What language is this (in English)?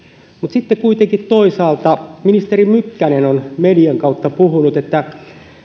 Finnish